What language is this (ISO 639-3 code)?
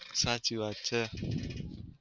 guj